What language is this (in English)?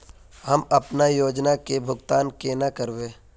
Magahi